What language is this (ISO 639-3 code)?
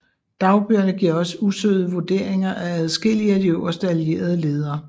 dan